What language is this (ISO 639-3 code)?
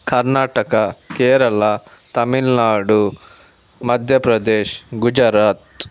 kan